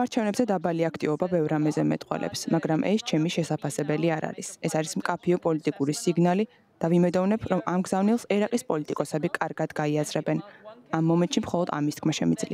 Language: Romanian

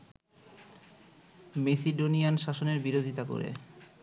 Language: Bangla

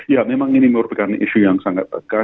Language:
Indonesian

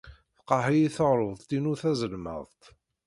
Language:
Kabyle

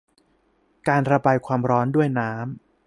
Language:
Thai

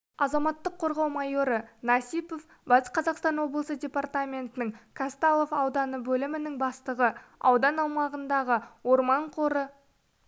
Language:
Kazakh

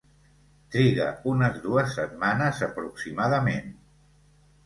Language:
Catalan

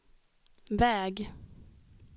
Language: Swedish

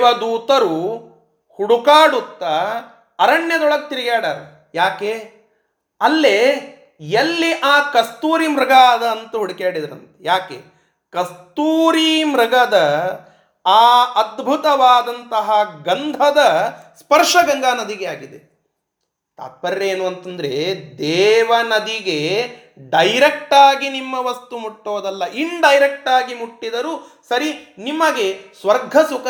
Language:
Kannada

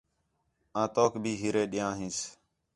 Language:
Khetrani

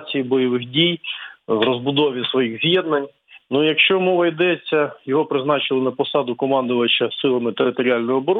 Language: Ukrainian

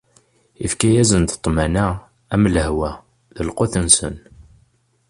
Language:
Kabyle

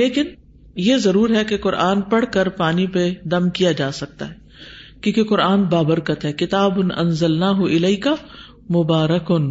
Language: Urdu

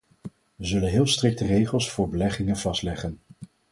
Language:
Dutch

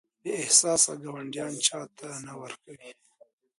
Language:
Pashto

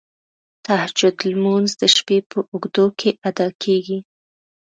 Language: Pashto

